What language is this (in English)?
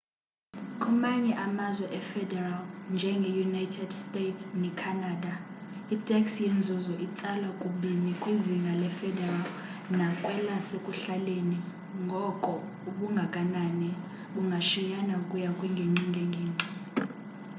Xhosa